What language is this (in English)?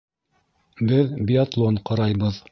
Bashkir